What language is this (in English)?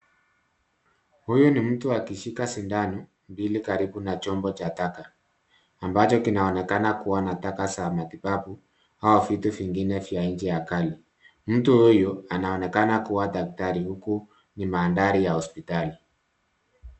Swahili